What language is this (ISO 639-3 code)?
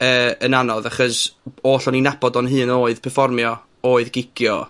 cym